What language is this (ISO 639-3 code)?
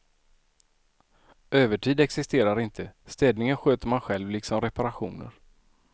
swe